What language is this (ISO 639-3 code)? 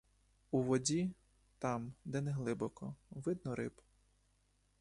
ukr